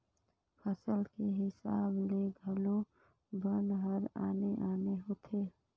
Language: Chhattisgarhi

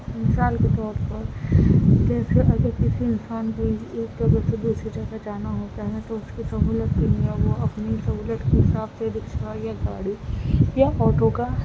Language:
Urdu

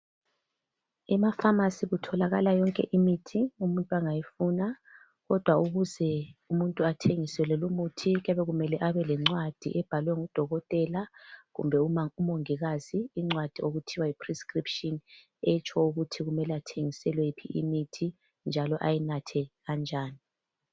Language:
North Ndebele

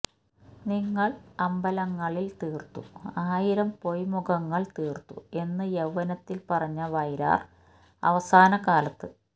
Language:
Malayalam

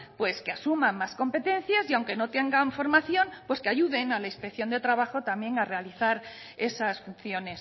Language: Spanish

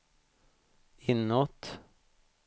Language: Swedish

